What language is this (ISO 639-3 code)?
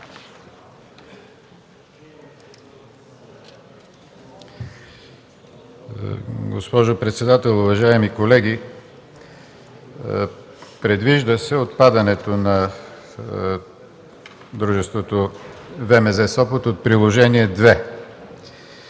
bul